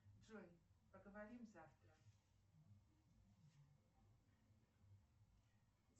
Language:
Russian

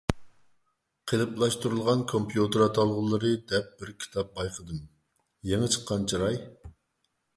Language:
Uyghur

